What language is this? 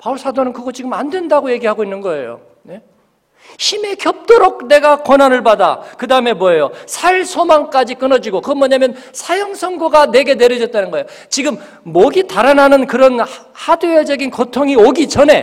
Korean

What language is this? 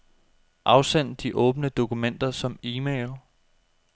Danish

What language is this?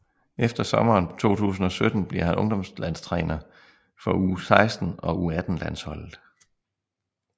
Danish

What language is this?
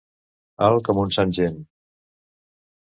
Catalan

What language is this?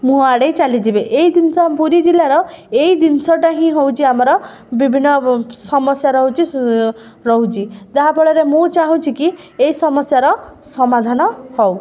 Odia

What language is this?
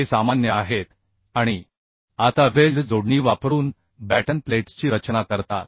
Marathi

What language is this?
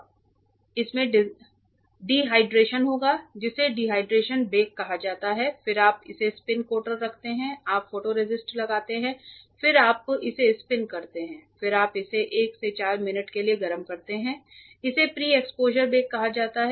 Hindi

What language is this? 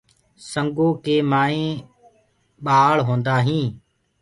Gurgula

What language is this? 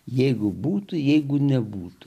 Lithuanian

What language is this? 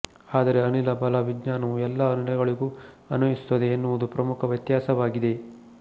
Kannada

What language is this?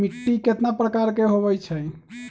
Magahi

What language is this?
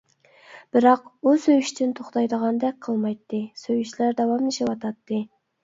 Uyghur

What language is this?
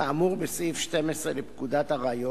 Hebrew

